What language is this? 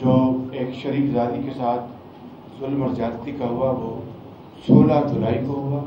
Hindi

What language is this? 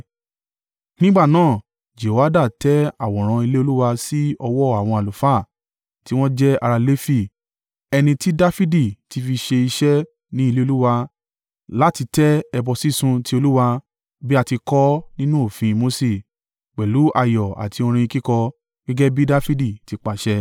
Yoruba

